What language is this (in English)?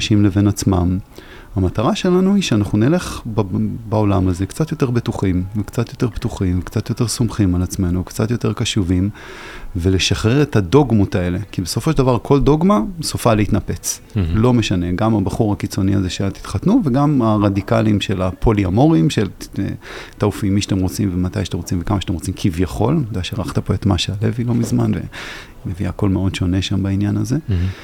Hebrew